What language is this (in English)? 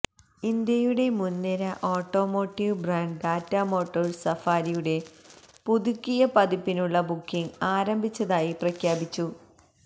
Malayalam